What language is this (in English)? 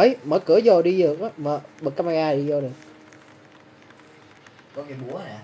Vietnamese